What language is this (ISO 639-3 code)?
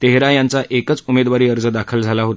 mar